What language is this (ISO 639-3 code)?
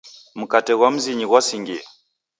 dav